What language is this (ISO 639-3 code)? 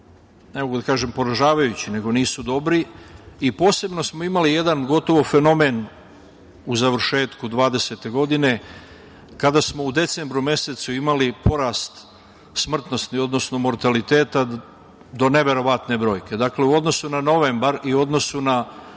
srp